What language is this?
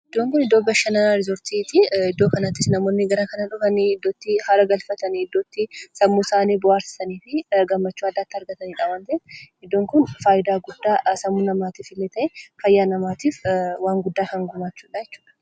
Oromo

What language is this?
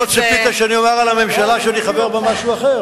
Hebrew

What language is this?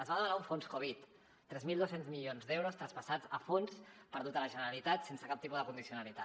Catalan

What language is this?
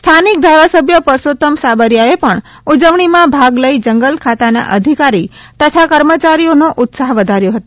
Gujarati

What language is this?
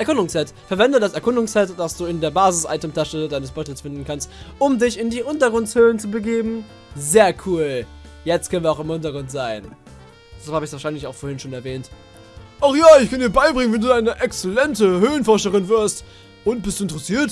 German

